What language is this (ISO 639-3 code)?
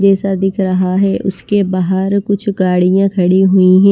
hin